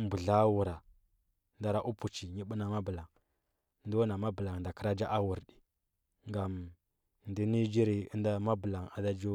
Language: Huba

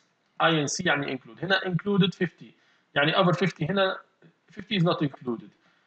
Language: Arabic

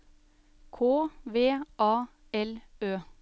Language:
Norwegian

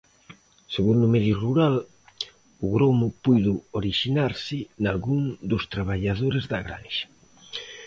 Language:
Galician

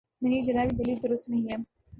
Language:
Urdu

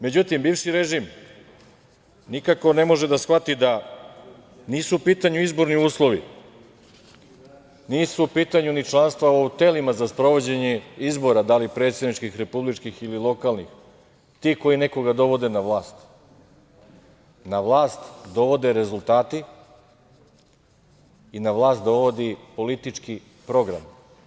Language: Serbian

